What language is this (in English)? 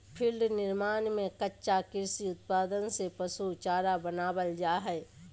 Magahi